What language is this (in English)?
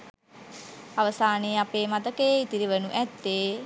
Sinhala